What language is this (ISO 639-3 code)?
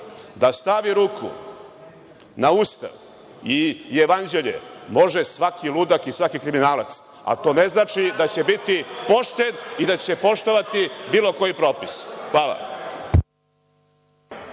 srp